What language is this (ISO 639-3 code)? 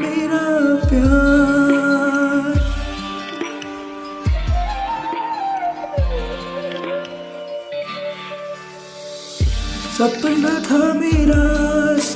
tur